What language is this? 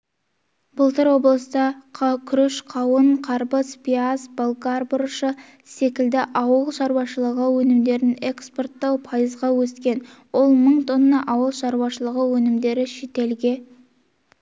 Kazakh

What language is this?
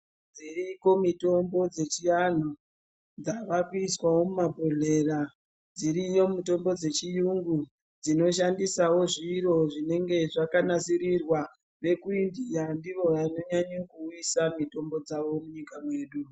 Ndau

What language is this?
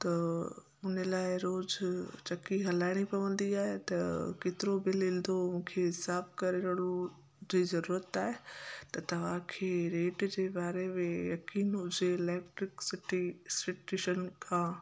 Sindhi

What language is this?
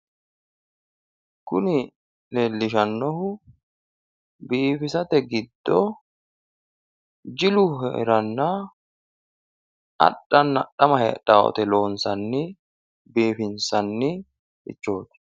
Sidamo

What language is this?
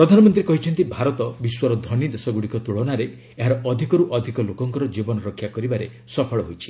Odia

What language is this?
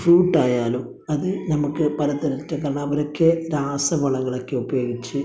Malayalam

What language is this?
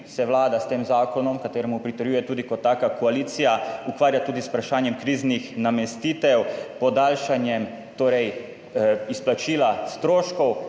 Slovenian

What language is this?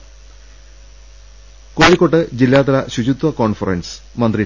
Malayalam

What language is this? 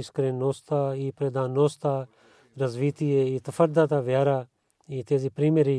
Bulgarian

